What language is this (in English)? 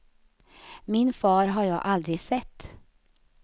Swedish